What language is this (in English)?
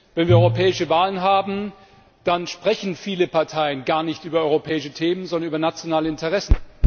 German